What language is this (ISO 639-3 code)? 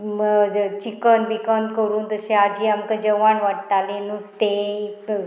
kok